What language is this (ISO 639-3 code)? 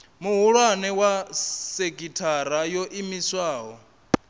ven